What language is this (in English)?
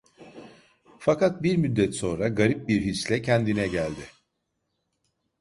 Turkish